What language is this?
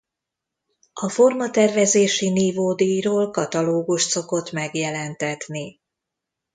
Hungarian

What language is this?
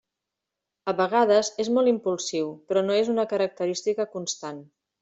Catalan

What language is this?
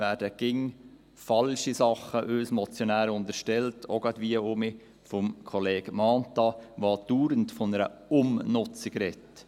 Swiss German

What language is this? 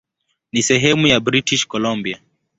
Swahili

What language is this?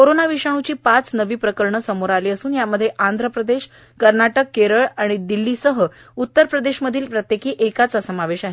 Marathi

